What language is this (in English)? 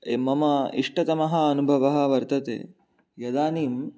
Sanskrit